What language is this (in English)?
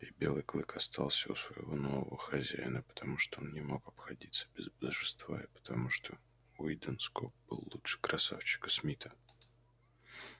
Russian